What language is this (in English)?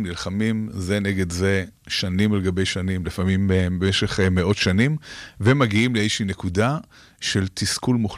Hebrew